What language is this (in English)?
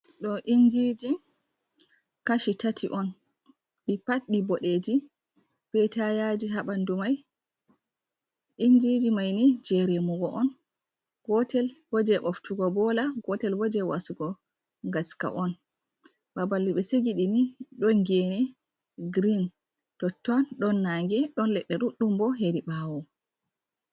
Fula